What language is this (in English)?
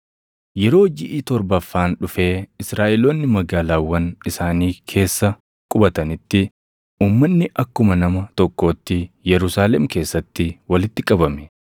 Oromo